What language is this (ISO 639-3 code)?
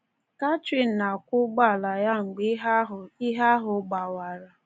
ibo